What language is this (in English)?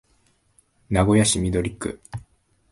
Japanese